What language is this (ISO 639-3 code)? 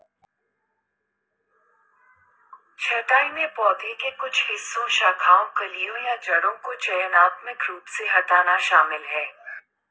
hin